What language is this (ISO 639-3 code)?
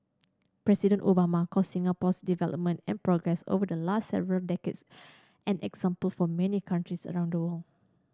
eng